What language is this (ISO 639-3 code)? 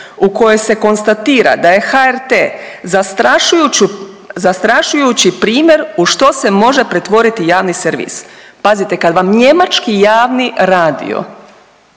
hrv